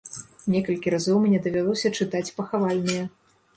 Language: Belarusian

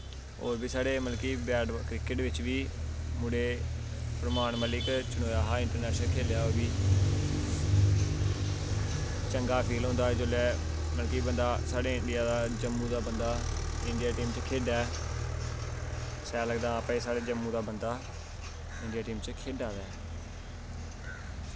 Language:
Dogri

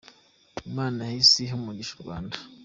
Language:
Kinyarwanda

